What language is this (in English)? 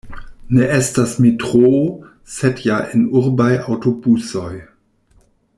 Esperanto